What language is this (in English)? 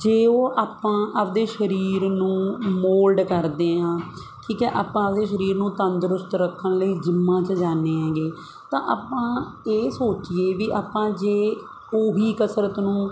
Punjabi